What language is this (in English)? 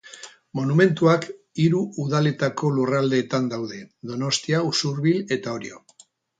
Basque